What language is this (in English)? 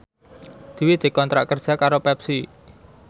Javanese